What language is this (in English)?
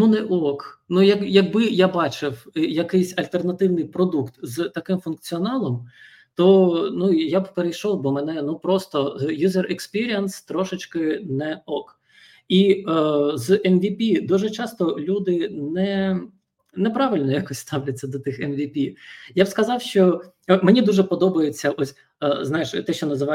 Ukrainian